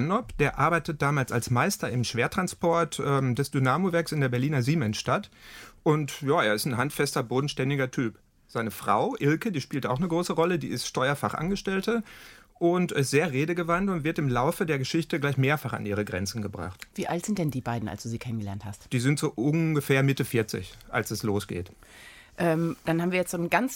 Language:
German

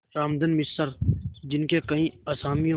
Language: Hindi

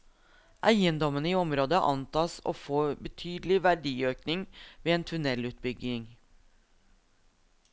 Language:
Norwegian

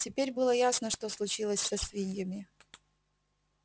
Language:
Russian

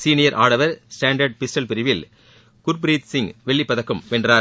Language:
Tamil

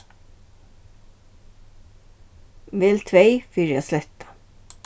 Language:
Faroese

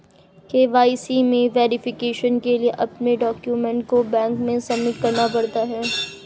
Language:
Hindi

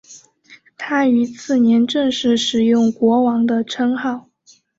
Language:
Chinese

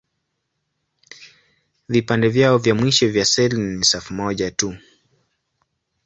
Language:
Swahili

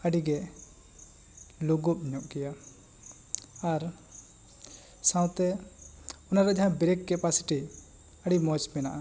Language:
Santali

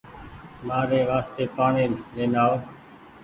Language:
Goaria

